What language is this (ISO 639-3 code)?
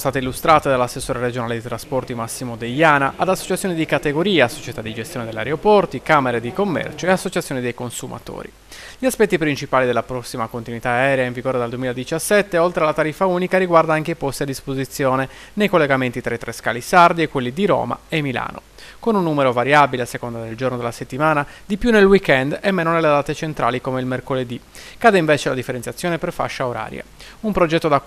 ita